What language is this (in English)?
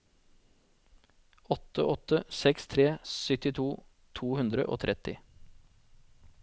Norwegian